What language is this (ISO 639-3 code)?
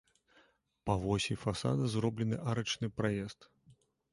bel